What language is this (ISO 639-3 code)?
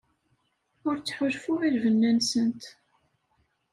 kab